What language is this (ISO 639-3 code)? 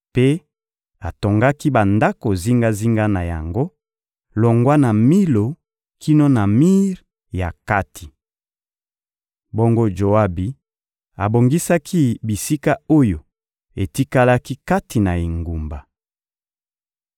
lin